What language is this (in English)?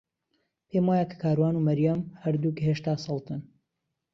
Central Kurdish